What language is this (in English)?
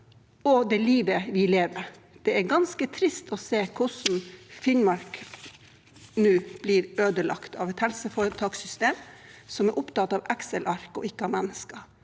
Norwegian